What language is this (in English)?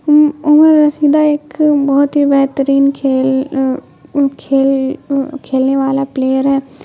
Urdu